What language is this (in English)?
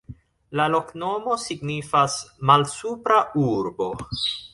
Esperanto